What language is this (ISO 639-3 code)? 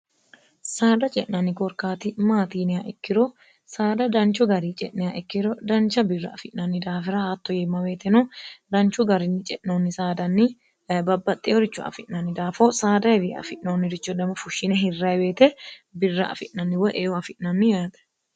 sid